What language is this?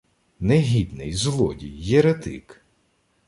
Ukrainian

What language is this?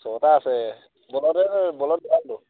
Assamese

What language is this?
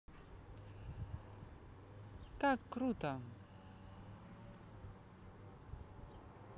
Russian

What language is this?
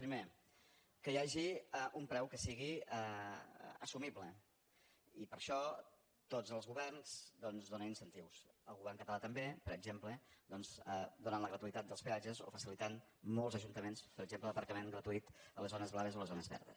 Catalan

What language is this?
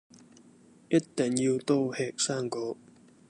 Cantonese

